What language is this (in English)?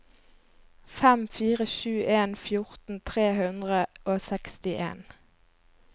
Norwegian